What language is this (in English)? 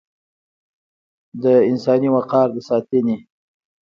Pashto